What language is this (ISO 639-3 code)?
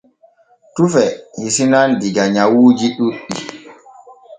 fue